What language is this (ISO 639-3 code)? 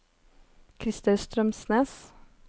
nor